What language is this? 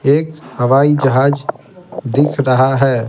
Hindi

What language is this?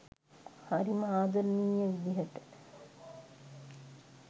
Sinhala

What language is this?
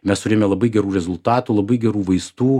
Lithuanian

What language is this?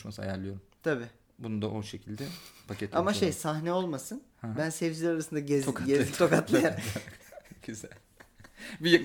Turkish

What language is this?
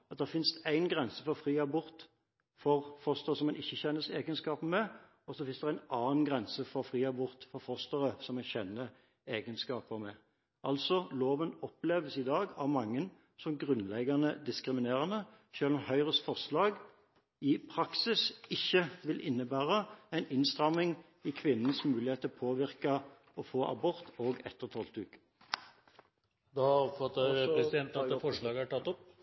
Norwegian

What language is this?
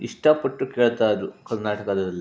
Kannada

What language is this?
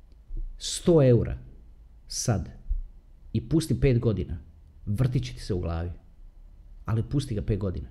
Croatian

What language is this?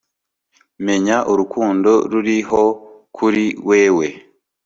Kinyarwanda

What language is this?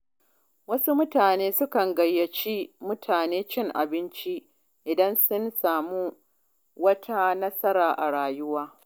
Hausa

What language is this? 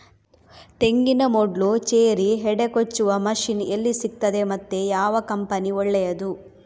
Kannada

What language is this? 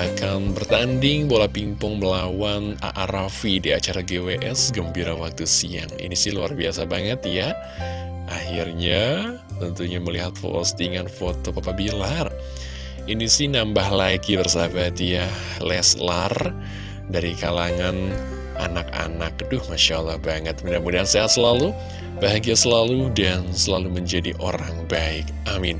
Indonesian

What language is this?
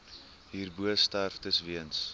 Afrikaans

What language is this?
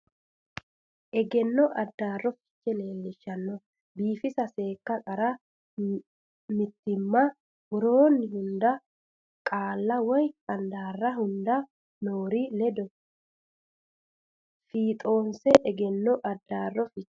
Sidamo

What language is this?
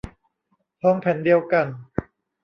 Thai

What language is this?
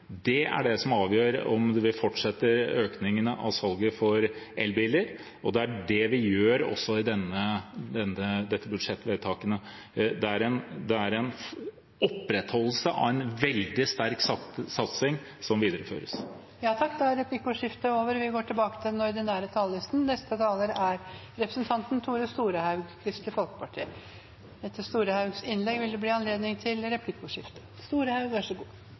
Norwegian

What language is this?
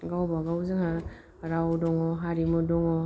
Bodo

